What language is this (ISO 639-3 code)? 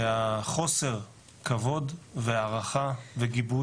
heb